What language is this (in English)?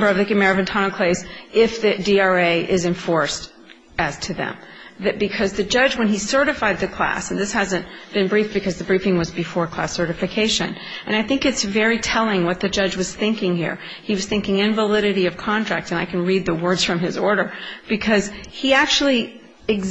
English